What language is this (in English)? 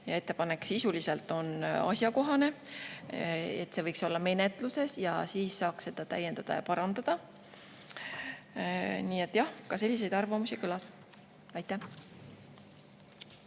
Estonian